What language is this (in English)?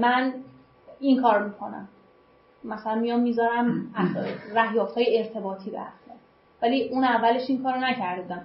Persian